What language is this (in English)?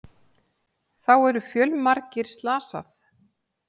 Icelandic